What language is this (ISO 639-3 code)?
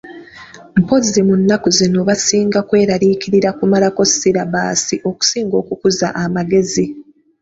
lug